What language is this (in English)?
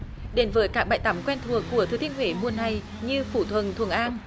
Vietnamese